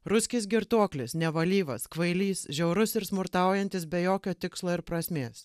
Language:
Lithuanian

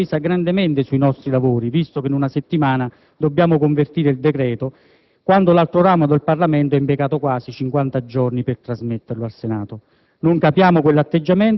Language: Italian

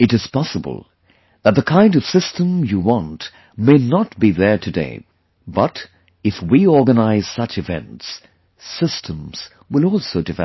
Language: English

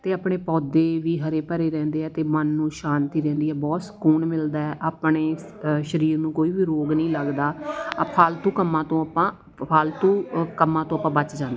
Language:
Punjabi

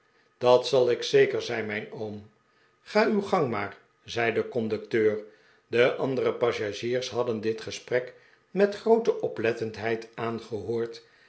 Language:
Dutch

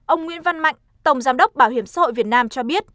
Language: Vietnamese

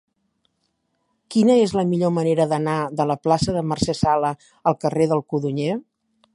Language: Catalan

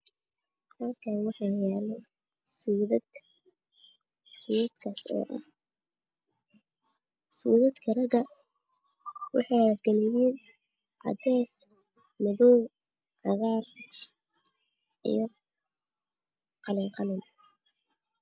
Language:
Somali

